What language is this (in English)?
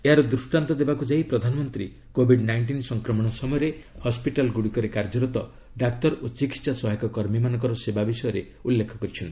Odia